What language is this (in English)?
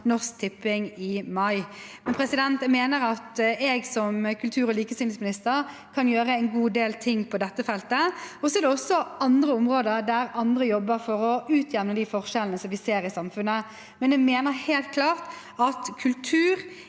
Norwegian